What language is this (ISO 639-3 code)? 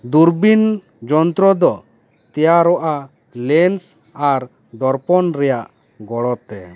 sat